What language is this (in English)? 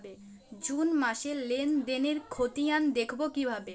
Bangla